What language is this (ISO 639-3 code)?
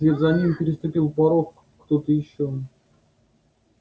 rus